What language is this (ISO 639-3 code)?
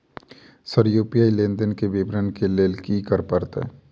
mai